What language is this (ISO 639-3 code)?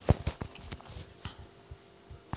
rus